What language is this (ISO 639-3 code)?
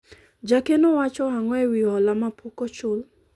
luo